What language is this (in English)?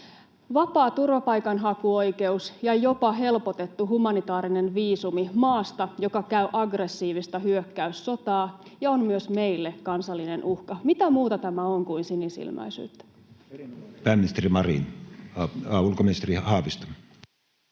Finnish